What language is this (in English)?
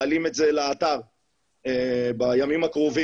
Hebrew